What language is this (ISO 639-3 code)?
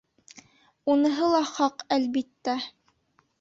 bak